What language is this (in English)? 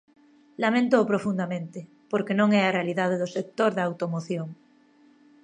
Galician